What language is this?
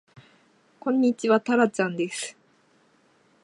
Japanese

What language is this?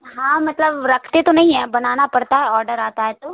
Urdu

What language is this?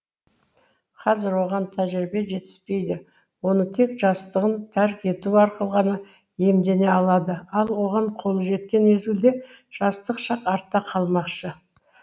Kazakh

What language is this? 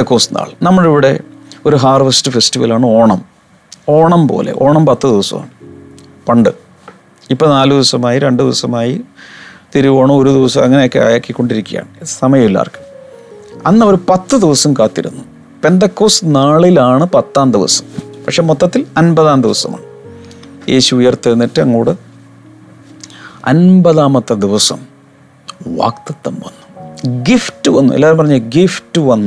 Malayalam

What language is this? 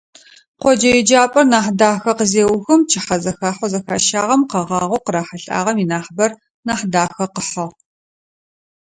Adyghe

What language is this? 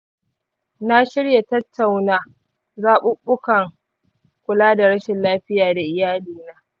Hausa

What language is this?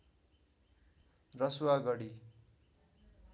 Nepali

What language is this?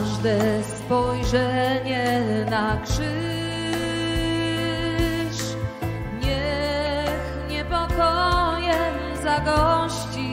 Polish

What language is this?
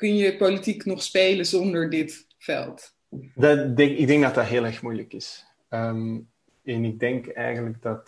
Dutch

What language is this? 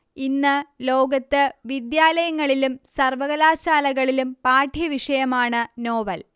Malayalam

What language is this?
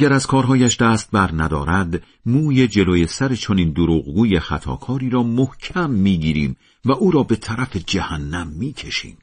Persian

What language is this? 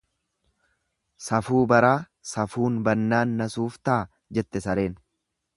Oromo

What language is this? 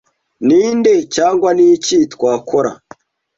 Kinyarwanda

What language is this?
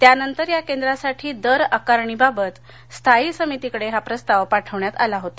Marathi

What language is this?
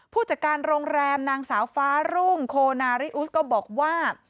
Thai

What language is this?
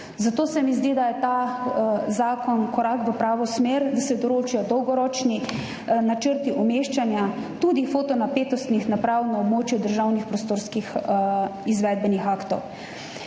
Slovenian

